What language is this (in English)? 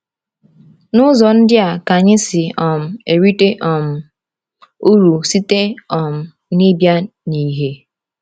Igbo